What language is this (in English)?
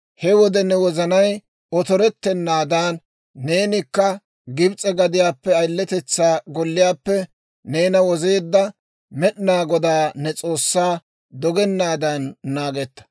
Dawro